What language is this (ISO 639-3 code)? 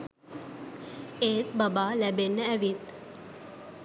sin